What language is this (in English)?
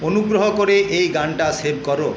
Bangla